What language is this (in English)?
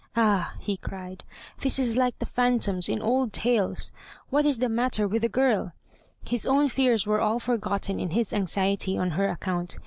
English